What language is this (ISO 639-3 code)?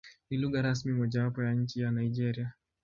swa